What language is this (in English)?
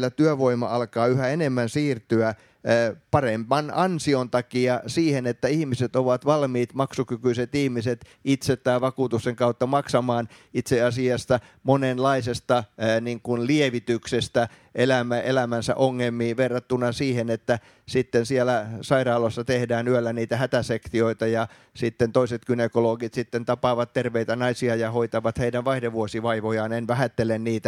Finnish